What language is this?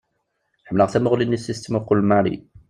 Kabyle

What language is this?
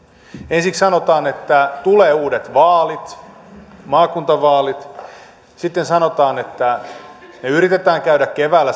Finnish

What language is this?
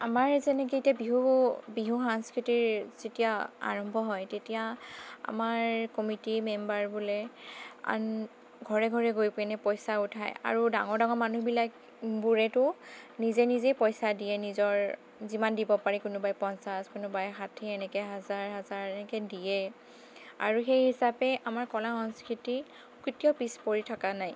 Assamese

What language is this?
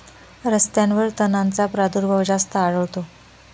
Marathi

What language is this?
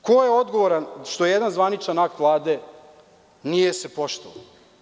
Serbian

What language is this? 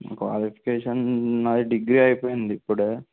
Telugu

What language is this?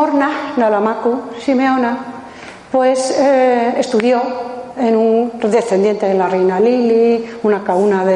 Spanish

